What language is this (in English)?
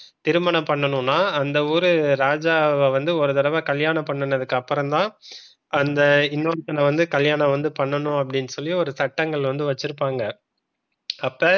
Tamil